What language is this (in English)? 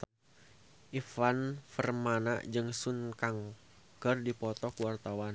Sundanese